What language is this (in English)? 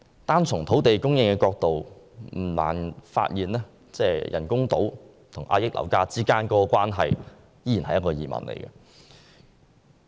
Cantonese